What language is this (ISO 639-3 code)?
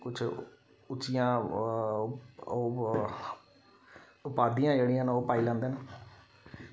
doi